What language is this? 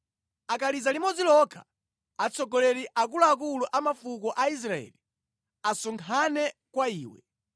Nyanja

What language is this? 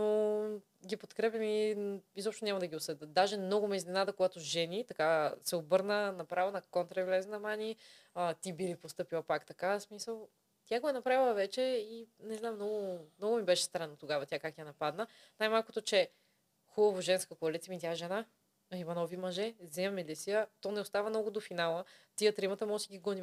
Bulgarian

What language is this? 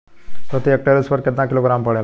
Bhojpuri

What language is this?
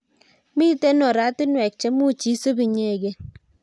Kalenjin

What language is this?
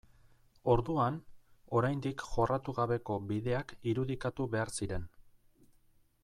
Basque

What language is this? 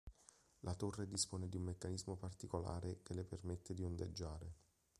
Italian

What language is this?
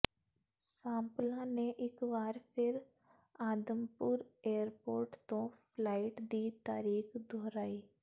Punjabi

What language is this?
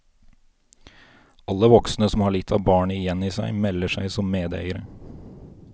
Norwegian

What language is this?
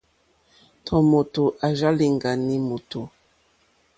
Mokpwe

